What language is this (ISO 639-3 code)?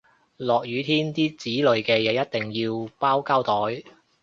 yue